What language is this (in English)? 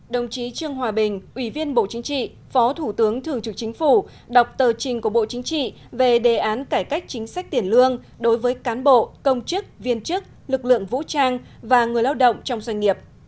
Vietnamese